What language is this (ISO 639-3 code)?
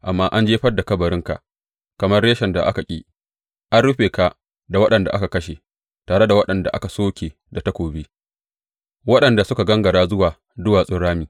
hau